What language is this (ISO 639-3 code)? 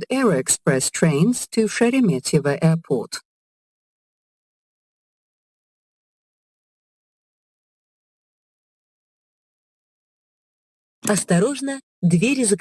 rus